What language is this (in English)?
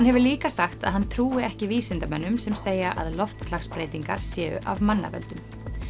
Icelandic